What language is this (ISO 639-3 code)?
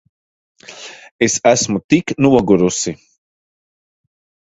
lav